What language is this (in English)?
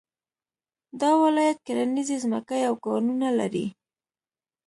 Pashto